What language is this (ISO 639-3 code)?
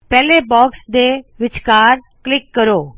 pan